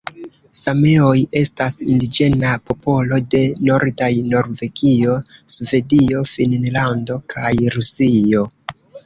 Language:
Esperanto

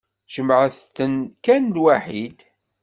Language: Kabyle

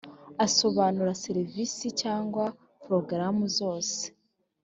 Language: Kinyarwanda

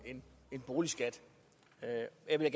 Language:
Danish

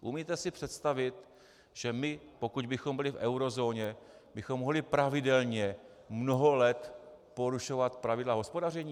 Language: Czech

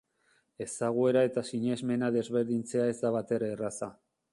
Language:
Basque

